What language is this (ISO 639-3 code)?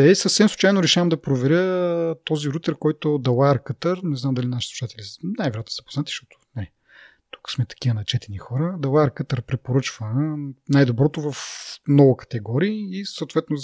bul